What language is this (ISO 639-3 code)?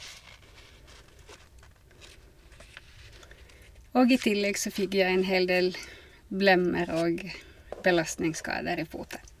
nor